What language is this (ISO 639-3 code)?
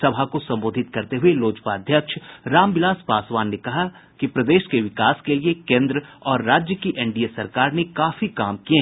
hin